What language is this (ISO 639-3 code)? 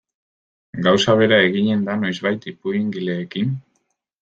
eus